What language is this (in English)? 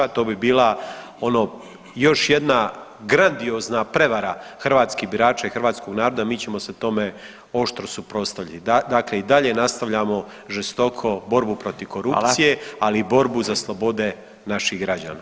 Croatian